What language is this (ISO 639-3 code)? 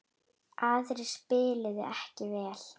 isl